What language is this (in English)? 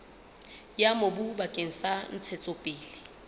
Southern Sotho